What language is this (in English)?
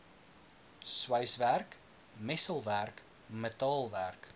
Afrikaans